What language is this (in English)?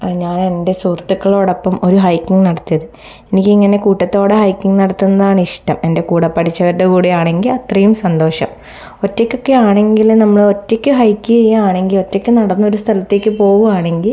Malayalam